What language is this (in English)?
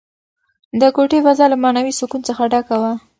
Pashto